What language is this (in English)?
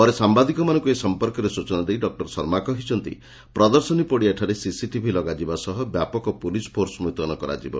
Odia